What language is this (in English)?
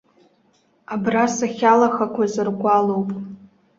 Abkhazian